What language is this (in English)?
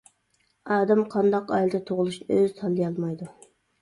Uyghur